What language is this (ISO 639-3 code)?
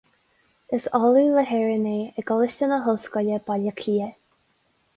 gle